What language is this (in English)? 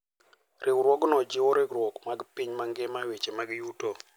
Luo (Kenya and Tanzania)